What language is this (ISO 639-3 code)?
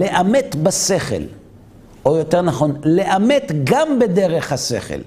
heb